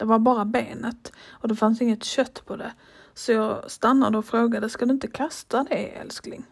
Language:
Swedish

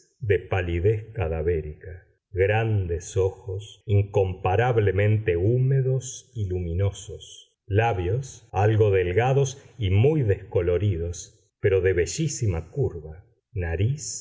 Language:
Spanish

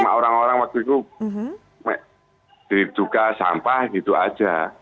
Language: Indonesian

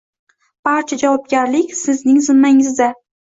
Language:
Uzbek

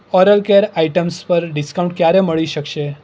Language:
Gujarati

